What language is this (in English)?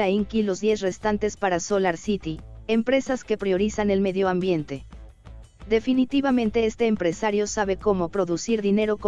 Spanish